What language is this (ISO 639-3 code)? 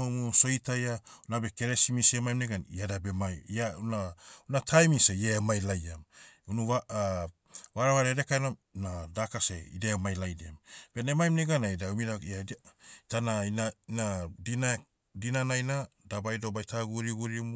meu